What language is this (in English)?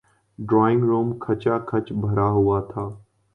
Urdu